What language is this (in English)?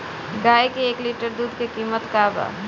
Bhojpuri